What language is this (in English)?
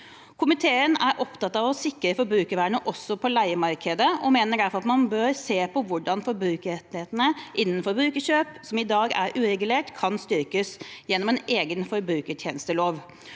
Norwegian